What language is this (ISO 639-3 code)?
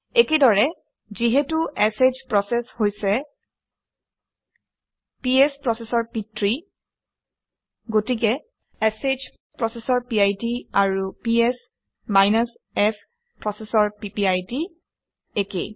asm